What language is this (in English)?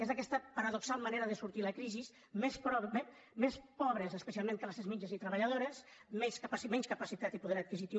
Catalan